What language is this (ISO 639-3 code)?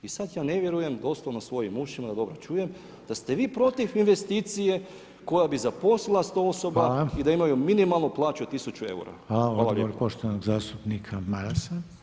hrv